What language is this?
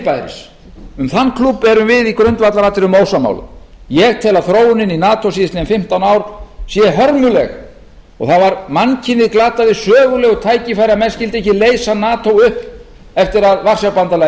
Icelandic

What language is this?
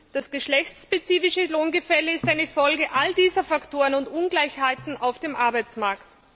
German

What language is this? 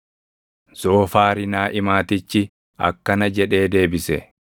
Oromo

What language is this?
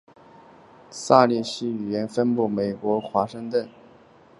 Chinese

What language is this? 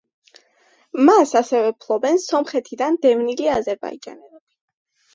Georgian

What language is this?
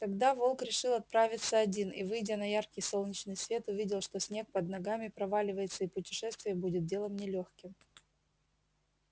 Russian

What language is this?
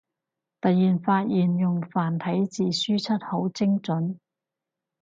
Cantonese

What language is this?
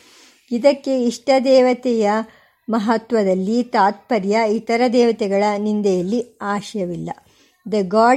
Kannada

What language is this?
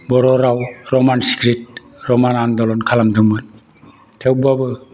Bodo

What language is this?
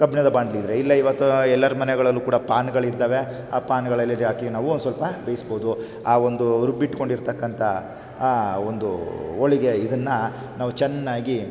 Kannada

